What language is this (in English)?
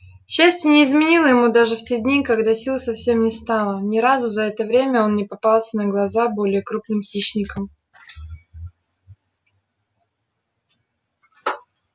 Russian